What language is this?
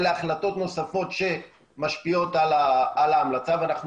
Hebrew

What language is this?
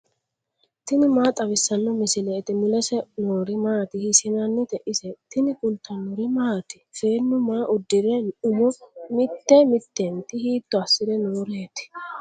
Sidamo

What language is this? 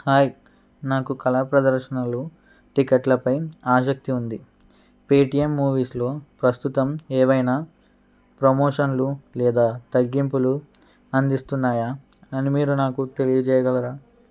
Telugu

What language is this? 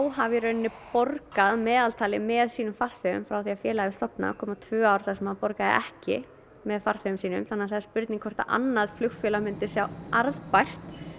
Icelandic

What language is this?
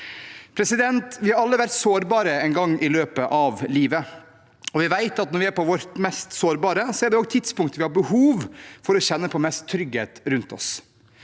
Norwegian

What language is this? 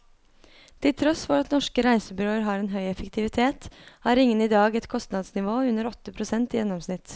Norwegian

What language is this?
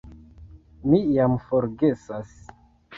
Esperanto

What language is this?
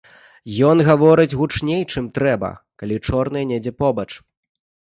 Belarusian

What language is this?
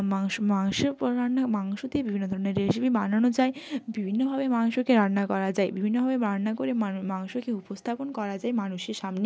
Bangla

